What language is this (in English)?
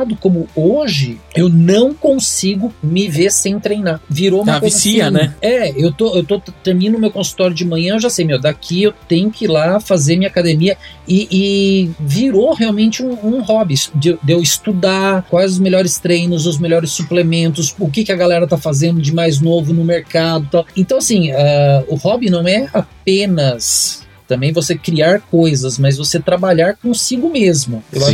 Portuguese